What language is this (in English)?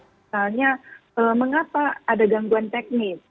Indonesian